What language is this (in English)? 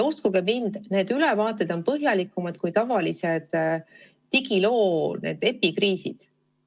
Estonian